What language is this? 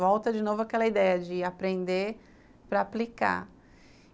Portuguese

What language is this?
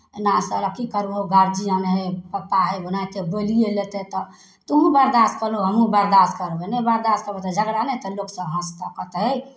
Maithili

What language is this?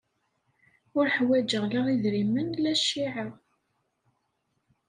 Kabyle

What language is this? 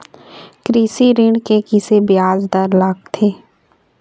Chhattisgarhi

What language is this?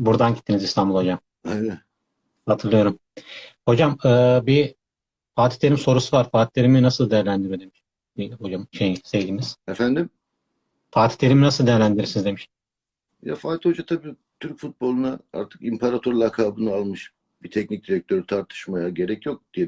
Turkish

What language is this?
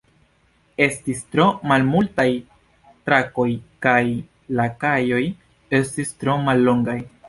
Esperanto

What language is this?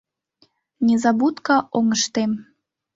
Mari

